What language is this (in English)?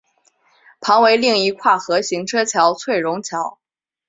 Chinese